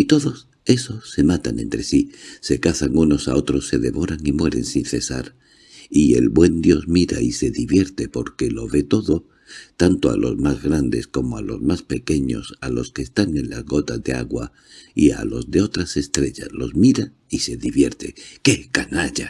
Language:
Spanish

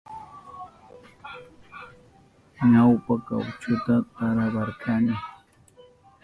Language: Southern Pastaza Quechua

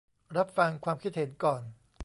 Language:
Thai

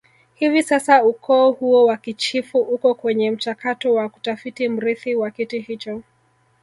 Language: Swahili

